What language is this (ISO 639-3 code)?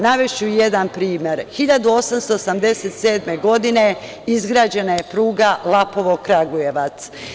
srp